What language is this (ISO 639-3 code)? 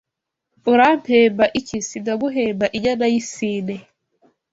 kin